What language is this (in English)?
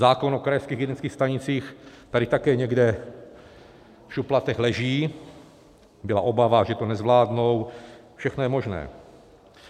Czech